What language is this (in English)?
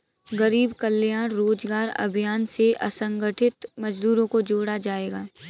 Hindi